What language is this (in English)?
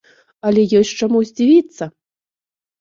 Belarusian